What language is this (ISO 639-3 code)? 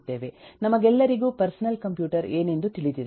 kan